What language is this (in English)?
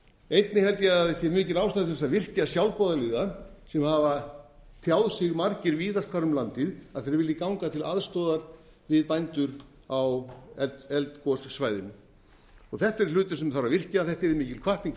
Icelandic